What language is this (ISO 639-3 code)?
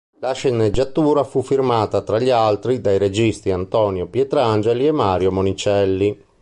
ita